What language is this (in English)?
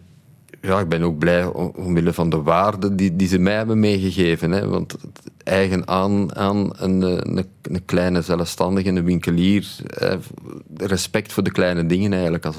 Dutch